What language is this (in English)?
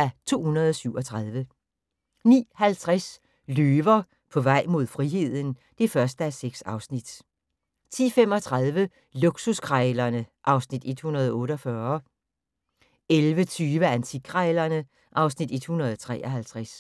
Danish